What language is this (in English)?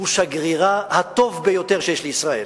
Hebrew